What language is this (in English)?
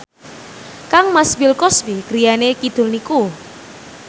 Javanese